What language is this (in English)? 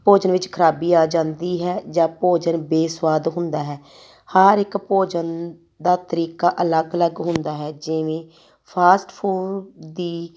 Punjabi